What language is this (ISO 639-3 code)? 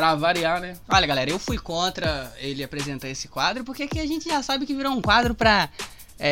por